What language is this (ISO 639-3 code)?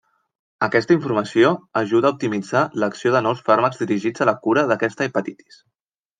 cat